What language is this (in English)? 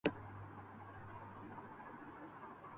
Urdu